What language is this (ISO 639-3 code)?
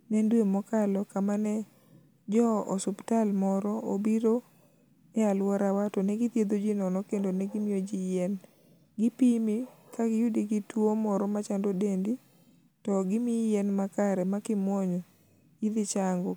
luo